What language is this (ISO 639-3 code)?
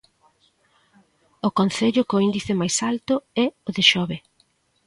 glg